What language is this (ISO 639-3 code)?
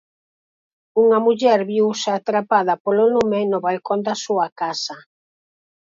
glg